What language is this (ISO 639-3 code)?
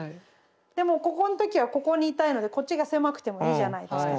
jpn